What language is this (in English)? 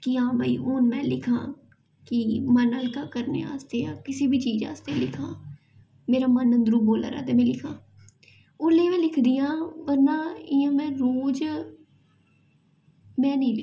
Dogri